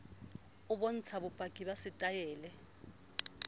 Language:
Southern Sotho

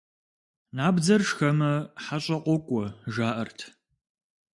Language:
Kabardian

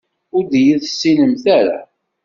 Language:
Kabyle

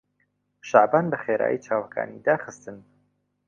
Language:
Central Kurdish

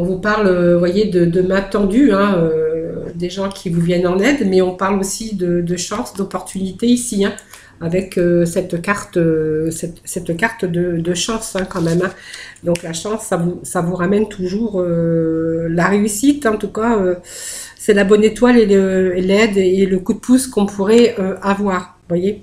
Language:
French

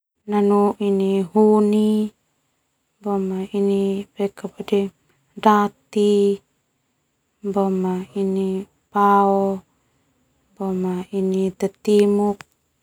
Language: Termanu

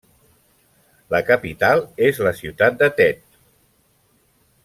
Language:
Catalan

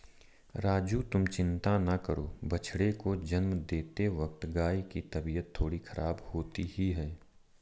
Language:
Hindi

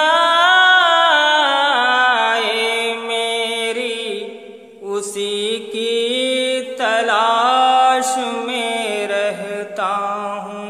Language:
Hindi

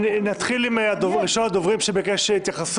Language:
Hebrew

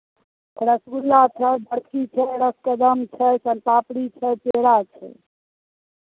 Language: Maithili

